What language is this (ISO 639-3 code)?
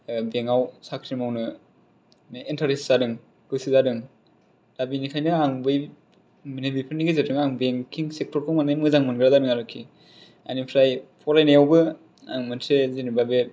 brx